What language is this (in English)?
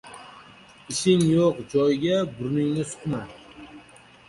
Uzbek